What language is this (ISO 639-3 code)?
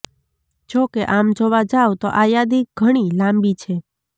guj